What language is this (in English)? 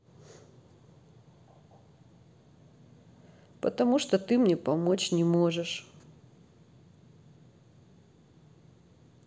Russian